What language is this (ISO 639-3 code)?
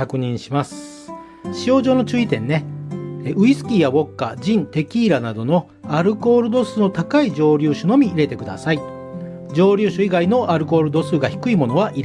jpn